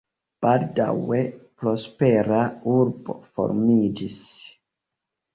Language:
Esperanto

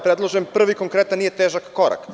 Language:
Serbian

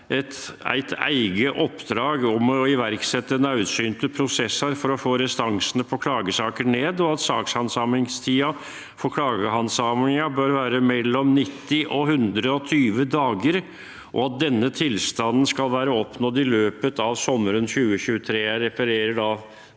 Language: Norwegian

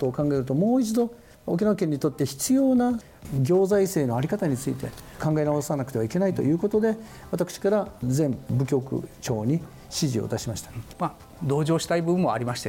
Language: Japanese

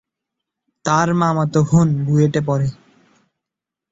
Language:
Bangla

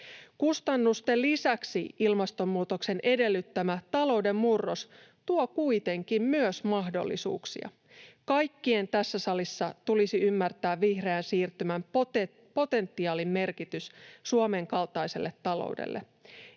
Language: Finnish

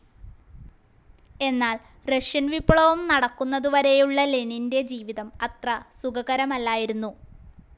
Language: Malayalam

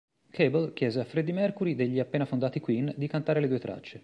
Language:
Italian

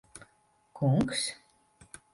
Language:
Latvian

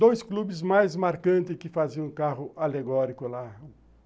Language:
Portuguese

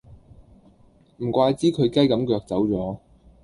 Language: Cantonese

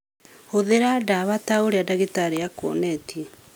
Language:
Kikuyu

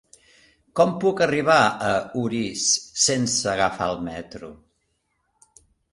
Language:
Catalan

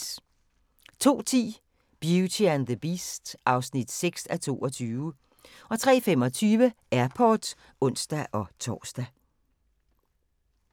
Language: Danish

